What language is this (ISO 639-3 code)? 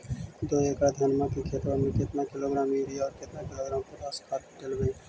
mag